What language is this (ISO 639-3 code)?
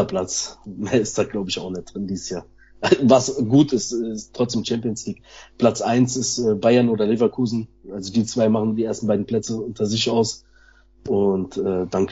deu